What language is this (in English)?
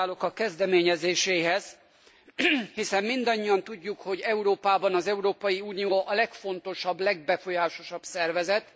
Hungarian